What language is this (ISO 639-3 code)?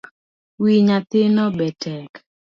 luo